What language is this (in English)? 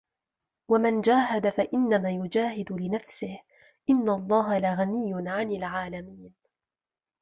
Arabic